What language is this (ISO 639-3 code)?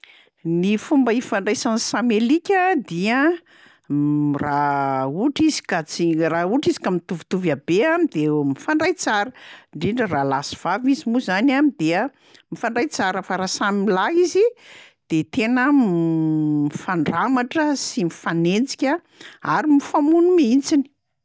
mlg